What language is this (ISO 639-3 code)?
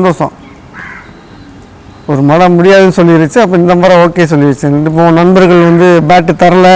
spa